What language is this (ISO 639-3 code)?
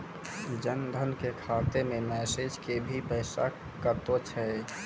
mai